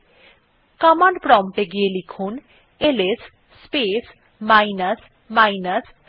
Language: Bangla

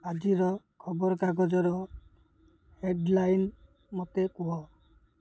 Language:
Odia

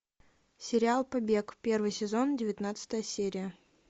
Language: Russian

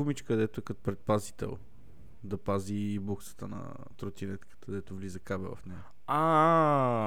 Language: Bulgarian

